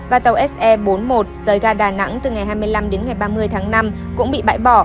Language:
Vietnamese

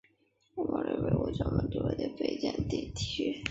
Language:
Chinese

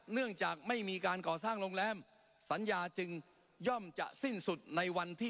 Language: Thai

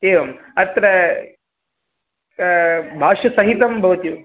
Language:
Sanskrit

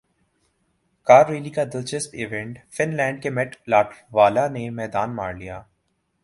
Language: Urdu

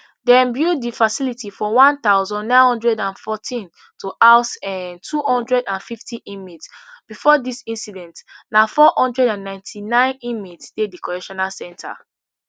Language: Nigerian Pidgin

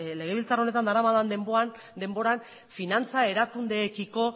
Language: Basque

